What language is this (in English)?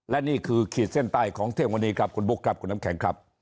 Thai